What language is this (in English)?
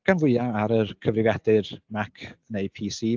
Welsh